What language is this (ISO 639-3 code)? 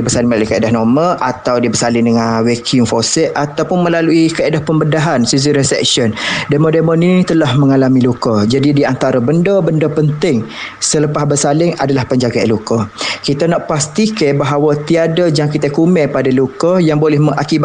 msa